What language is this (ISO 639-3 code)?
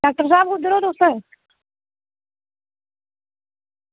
doi